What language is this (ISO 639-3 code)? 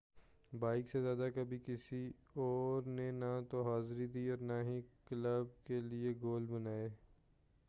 urd